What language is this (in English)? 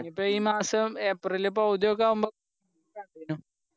Malayalam